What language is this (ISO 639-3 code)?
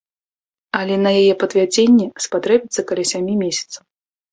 bel